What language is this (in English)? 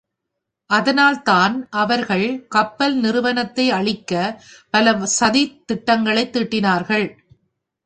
Tamil